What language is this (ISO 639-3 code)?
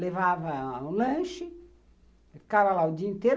por